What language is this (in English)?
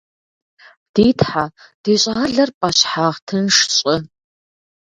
Kabardian